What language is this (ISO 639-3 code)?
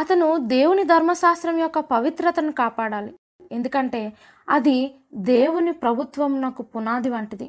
tel